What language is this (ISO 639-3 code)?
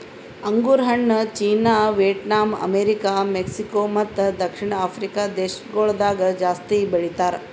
kan